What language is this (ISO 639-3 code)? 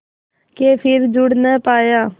hin